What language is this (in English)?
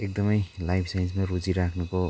Nepali